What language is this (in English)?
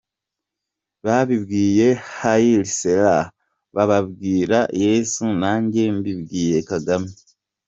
Kinyarwanda